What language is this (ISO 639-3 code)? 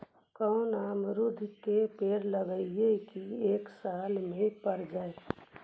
mag